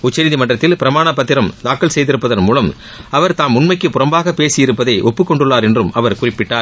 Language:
Tamil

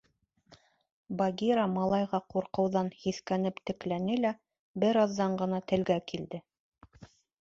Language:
Bashkir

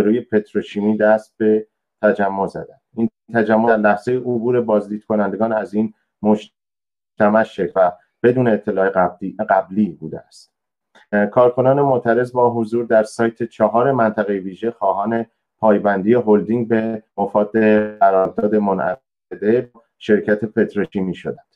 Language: Persian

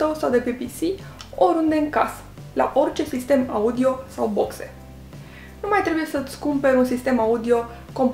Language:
Romanian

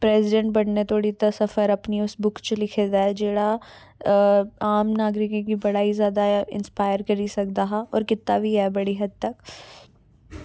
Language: Dogri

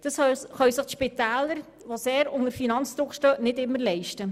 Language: Swiss German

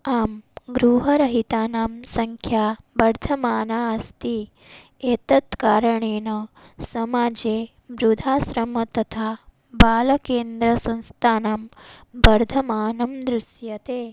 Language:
Sanskrit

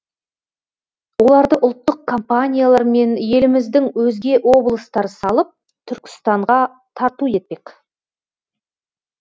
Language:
Kazakh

